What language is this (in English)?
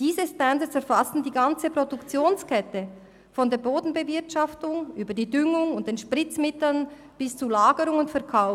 Swiss German